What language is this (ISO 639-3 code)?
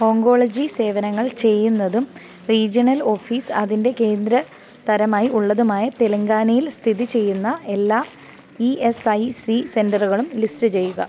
mal